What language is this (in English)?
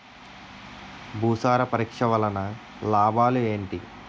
Telugu